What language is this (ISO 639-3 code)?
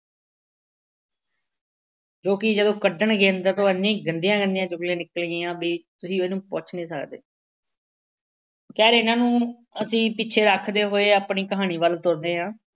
pan